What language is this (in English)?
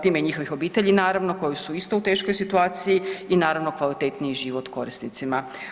Croatian